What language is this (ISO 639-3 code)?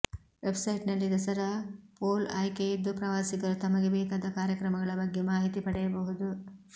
kan